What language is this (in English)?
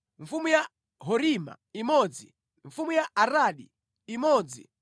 Nyanja